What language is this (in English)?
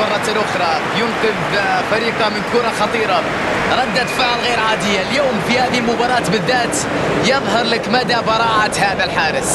Arabic